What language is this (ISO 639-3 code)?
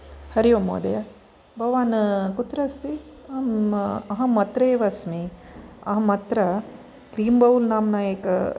san